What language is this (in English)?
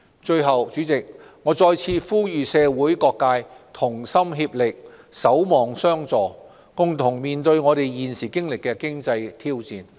Cantonese